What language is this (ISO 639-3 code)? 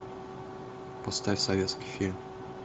rus